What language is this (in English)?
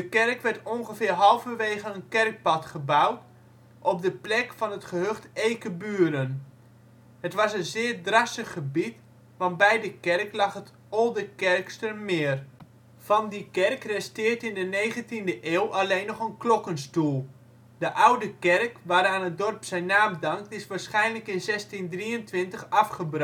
Dutch